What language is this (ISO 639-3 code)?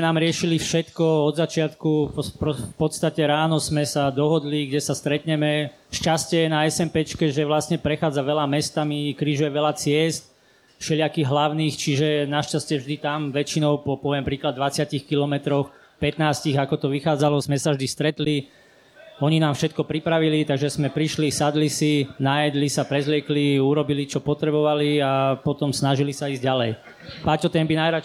slk